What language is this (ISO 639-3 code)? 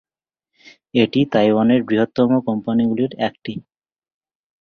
ben